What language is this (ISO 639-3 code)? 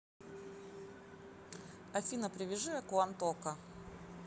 rus